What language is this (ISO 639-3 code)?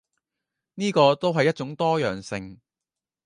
yue